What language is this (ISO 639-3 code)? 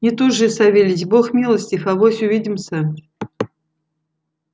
rus